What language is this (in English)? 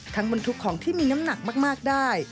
Thai